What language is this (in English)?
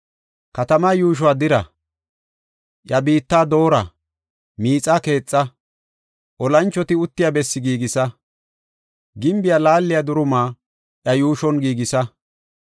Gofa